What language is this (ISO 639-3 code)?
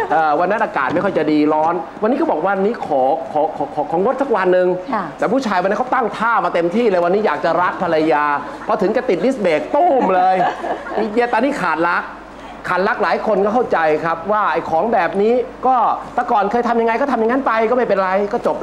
tha